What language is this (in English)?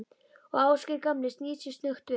Icelandic